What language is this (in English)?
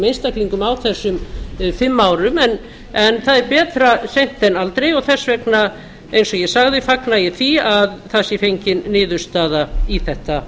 Icelandic